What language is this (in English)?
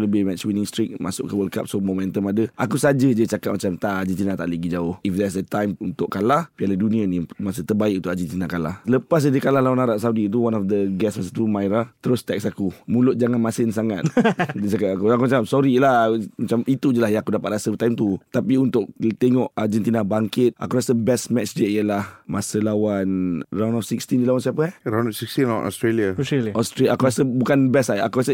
Malay